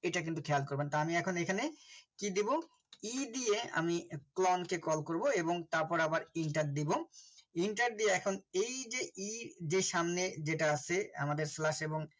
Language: Bangla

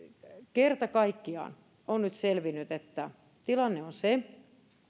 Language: Finnish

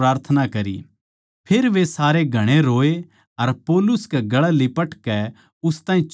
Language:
Haryanvi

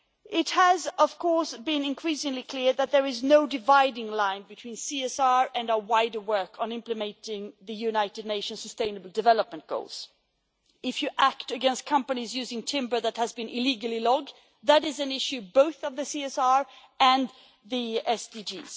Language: English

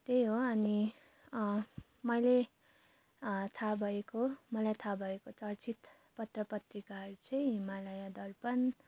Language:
Nepali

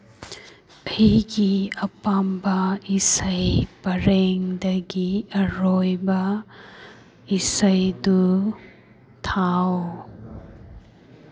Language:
Manipuri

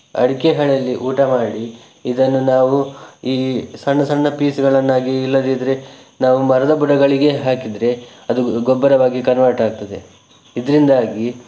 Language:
Kannada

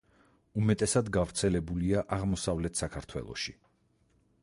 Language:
Georgian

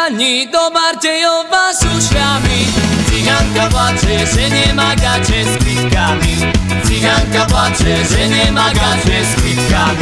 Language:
Slovak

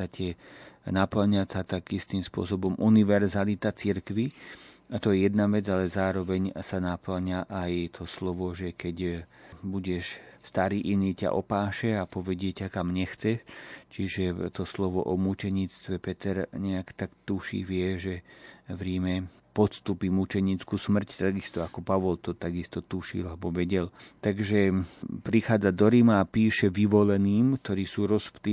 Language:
Slovak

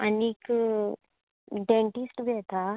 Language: Konkani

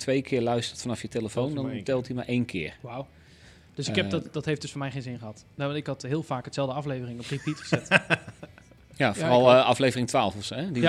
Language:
Dutch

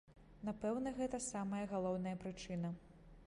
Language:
Belarusian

